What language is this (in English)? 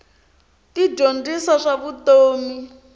Tsonga